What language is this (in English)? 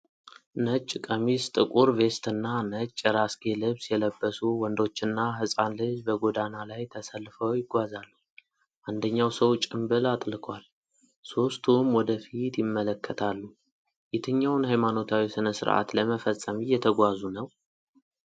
Amharic